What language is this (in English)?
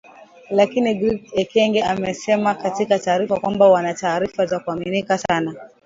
Swahili